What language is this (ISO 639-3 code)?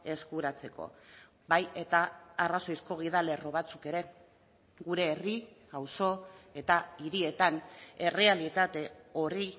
eus